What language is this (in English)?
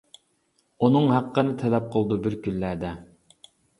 Uyghur